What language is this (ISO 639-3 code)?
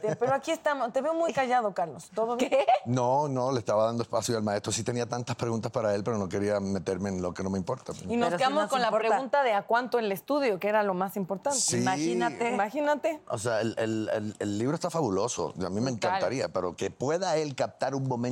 spa